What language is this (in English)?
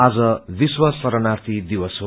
Nepali